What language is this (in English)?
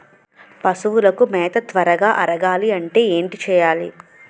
Telugu